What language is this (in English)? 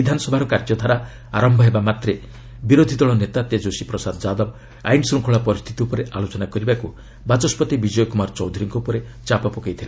Odia